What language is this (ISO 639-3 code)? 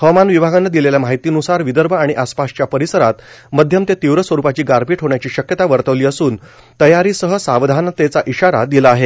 mar